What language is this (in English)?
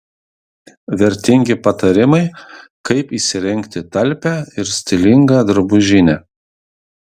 Lithuanian